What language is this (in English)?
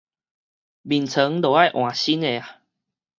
Min Nan Chinese